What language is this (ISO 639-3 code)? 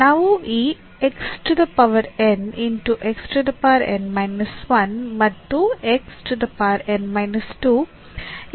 kan